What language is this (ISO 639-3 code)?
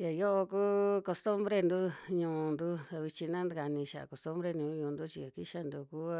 jmx